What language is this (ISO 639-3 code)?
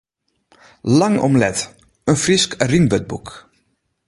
fry